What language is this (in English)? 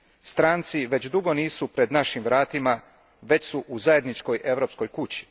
Croatian